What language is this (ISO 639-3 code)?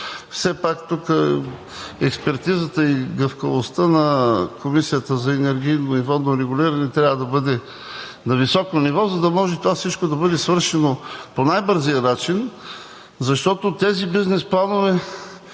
bul